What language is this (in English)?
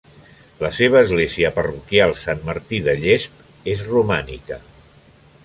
Catalan